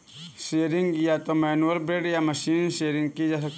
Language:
Hindi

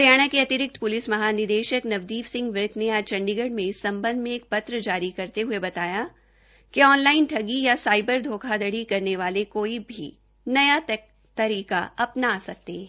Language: Hindi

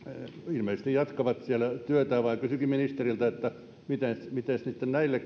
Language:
Finnish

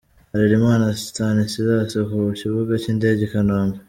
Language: Kinyarwanda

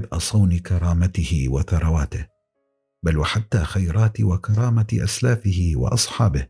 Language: Arabic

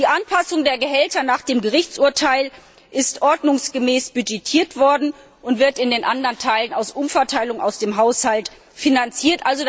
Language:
German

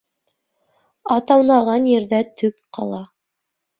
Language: Bashkir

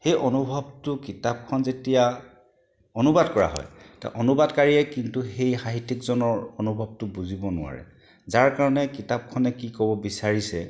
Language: Assamese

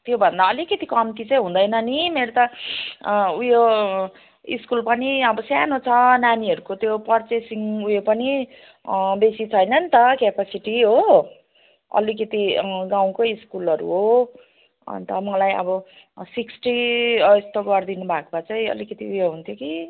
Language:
Nepali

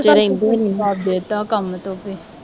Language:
Punjabi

